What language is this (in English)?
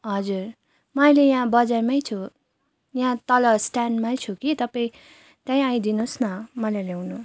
Nepali